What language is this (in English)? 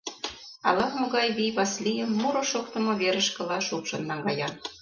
Mari